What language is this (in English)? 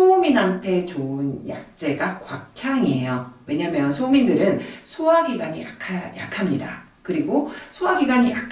Korean